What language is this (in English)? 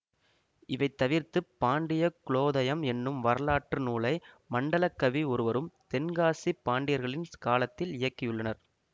Tamil